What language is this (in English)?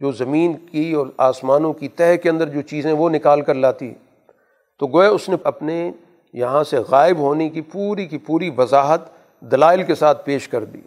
Urdu